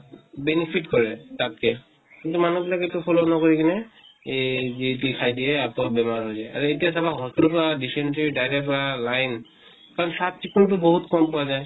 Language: Assamese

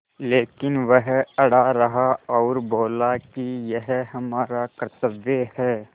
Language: Hindi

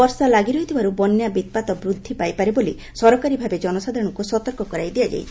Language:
Odia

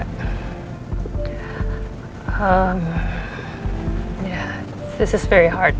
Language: Indonesian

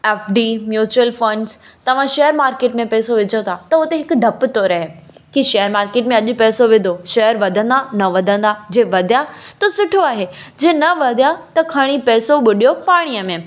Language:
Sindhi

